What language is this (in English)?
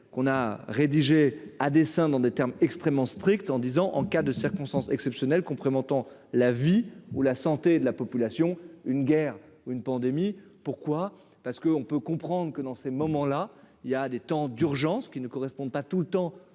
French